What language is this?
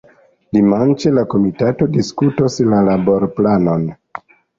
Esperanto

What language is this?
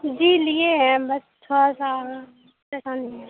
Urdu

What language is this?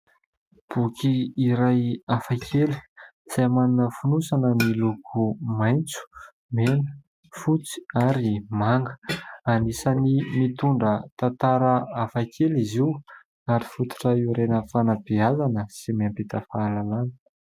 Malagasy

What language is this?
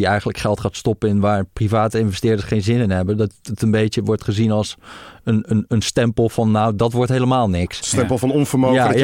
Dutch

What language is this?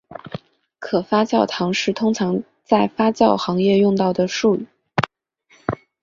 Chinese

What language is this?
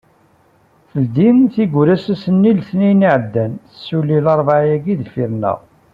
Kabyle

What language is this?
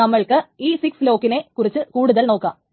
Malayalam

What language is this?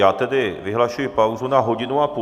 Czech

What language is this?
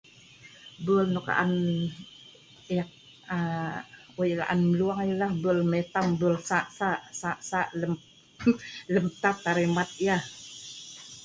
Sa'ban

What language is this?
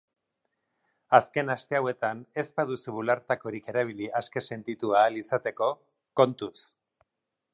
Basque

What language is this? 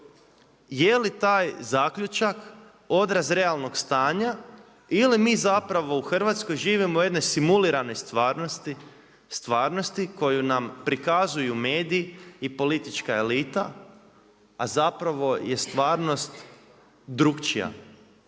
Croatian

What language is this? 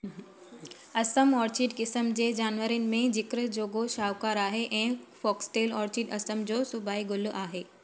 Sindhi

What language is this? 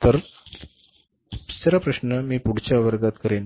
Marathi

